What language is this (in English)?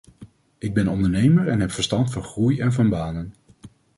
Dutch